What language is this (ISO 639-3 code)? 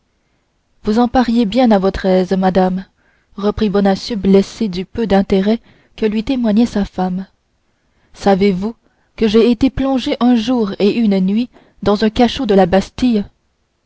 fra